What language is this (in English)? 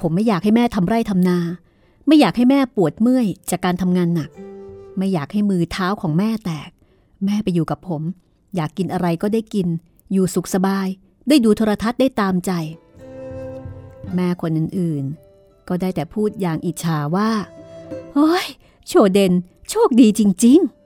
Thai